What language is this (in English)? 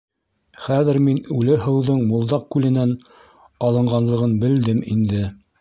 Bashkir